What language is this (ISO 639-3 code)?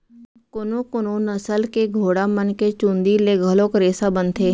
hne